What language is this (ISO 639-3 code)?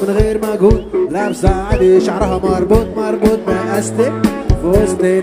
ara